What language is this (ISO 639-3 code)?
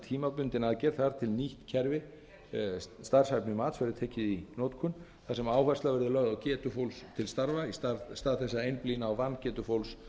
isl